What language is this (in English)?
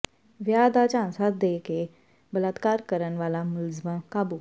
Punjabi